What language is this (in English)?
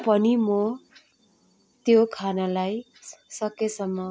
Nepali